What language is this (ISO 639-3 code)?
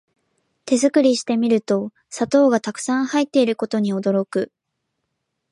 jpn